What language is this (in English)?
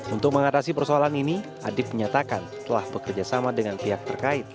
Indonesian